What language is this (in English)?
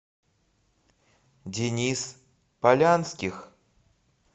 Russian